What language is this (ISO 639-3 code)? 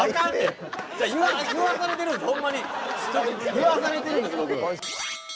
jpn